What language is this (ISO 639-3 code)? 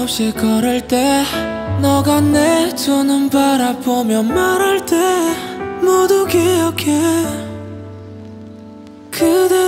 kor